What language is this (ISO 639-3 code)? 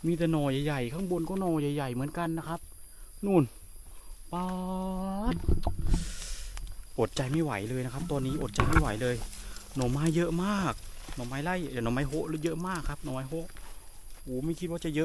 tha